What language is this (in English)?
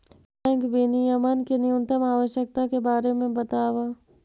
Magahi